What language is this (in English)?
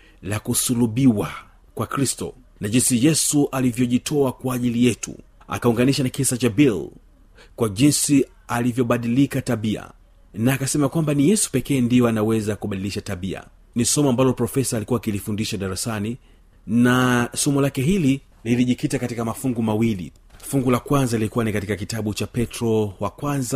Swahili